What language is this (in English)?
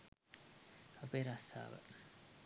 Sinhala